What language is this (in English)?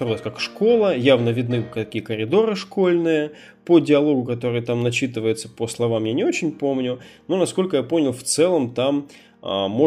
Russian